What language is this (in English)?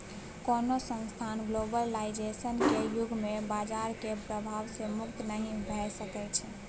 Maithili